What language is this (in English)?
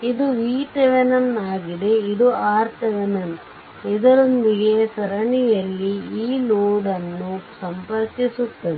Kannada